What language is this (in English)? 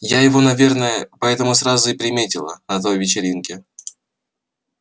Russian